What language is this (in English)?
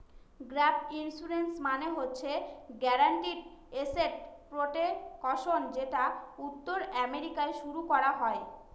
Bangla